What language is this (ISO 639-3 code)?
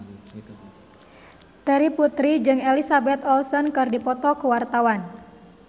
sun